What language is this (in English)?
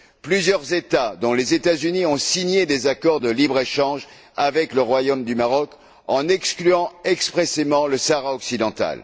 French